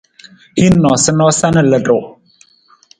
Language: Nawdm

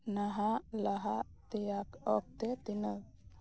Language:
Santali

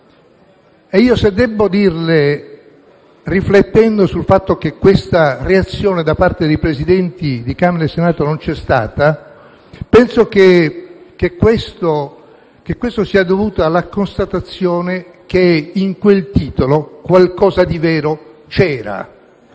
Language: Italian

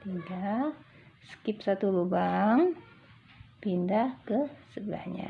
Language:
Indonesian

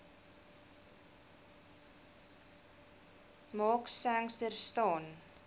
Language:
Afrikaans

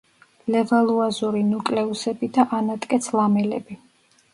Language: Georgian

